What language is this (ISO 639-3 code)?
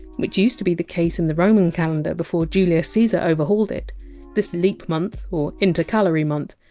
eng